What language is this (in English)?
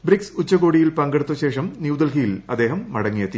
Malayalam